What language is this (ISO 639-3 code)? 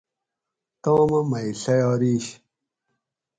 gwc